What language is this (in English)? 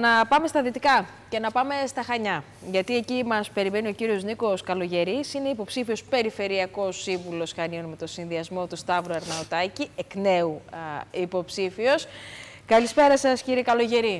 Greek